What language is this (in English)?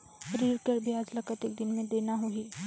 Chhattisgarhi